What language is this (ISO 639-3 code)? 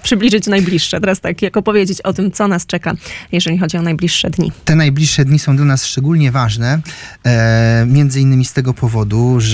pol